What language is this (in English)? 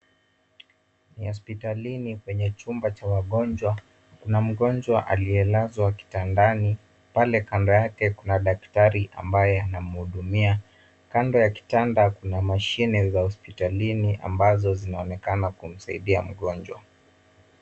Swahili